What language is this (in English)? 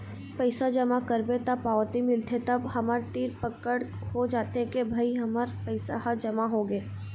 Chhattisgarhi